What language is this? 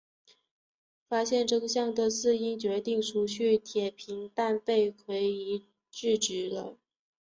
Chinese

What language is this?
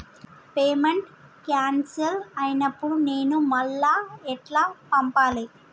Telugu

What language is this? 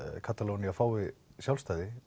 Icelandic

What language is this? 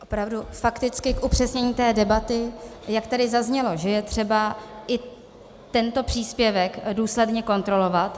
Czech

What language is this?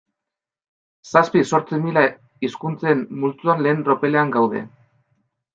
Basque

